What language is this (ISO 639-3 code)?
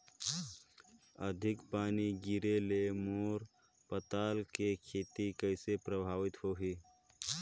hne